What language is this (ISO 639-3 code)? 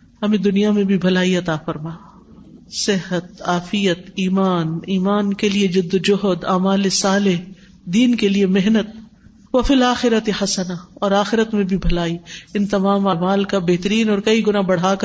urd